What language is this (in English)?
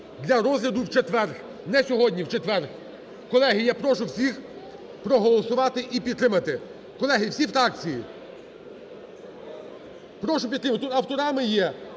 Ukrainian